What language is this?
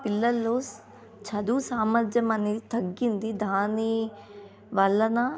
Telugu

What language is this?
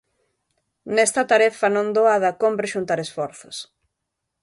Galician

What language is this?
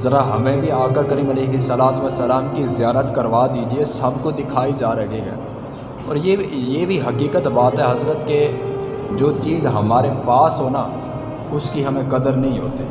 Urdu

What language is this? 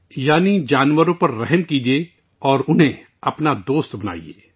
Urdu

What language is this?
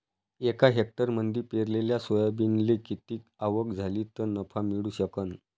Marathi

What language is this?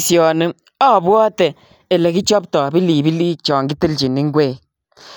Kalenjin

